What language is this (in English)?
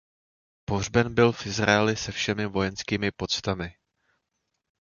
Czech